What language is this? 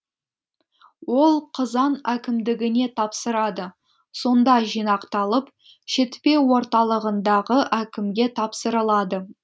Kazakh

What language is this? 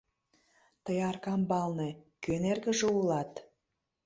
Mari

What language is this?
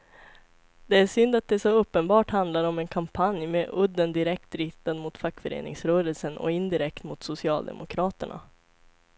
Swedish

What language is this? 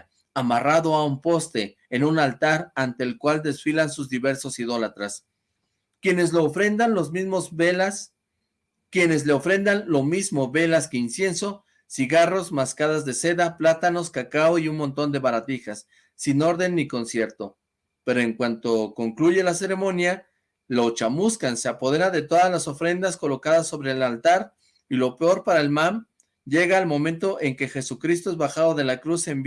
Spanish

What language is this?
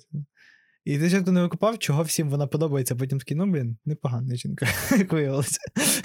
Ukrainian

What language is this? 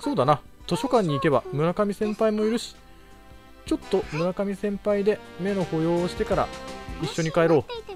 Japanese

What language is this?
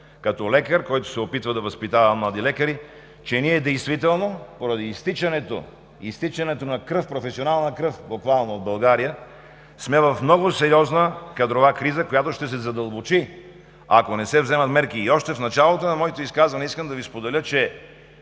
Bulgarian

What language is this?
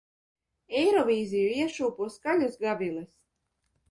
Latvian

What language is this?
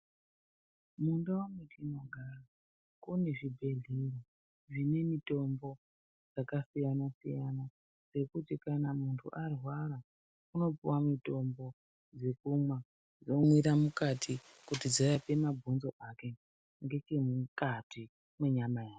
Ndau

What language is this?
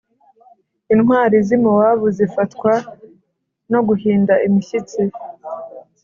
Kinyarwanda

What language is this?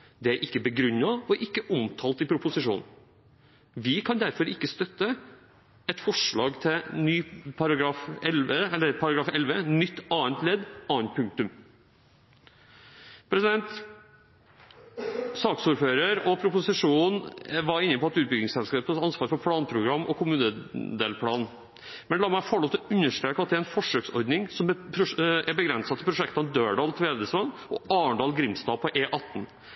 Norwegian Bokmål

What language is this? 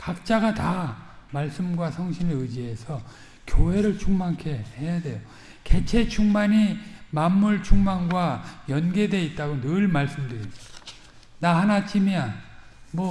Korean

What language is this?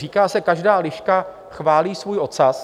Czech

